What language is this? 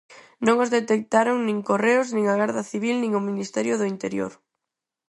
Galician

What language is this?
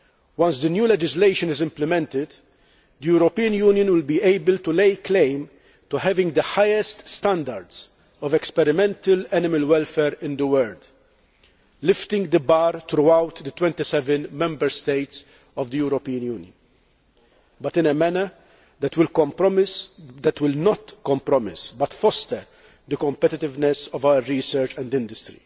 English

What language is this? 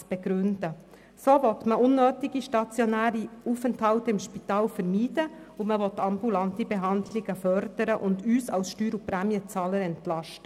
Swiss German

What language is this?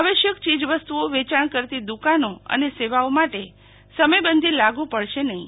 Gujarati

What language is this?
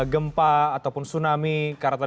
Indonesian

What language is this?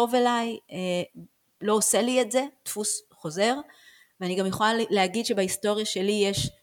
Hebrew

